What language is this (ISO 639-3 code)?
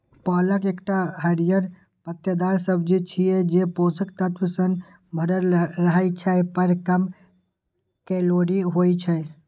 mai